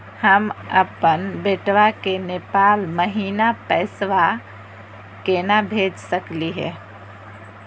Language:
Magahi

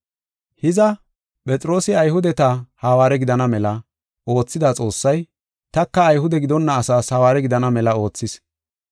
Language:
Gofa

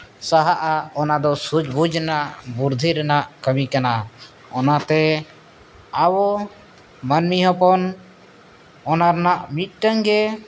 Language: Santali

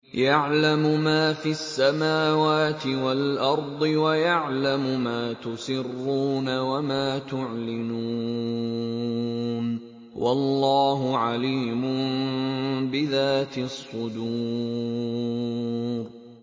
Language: Arabic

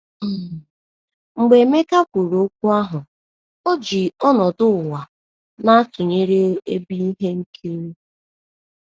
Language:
Igbo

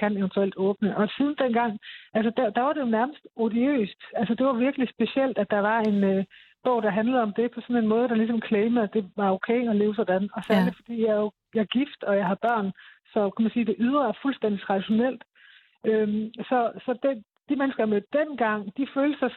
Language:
Danish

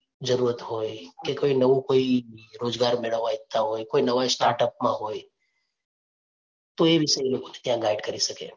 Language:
Gujarati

